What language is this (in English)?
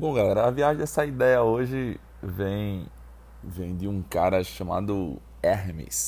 Portuguese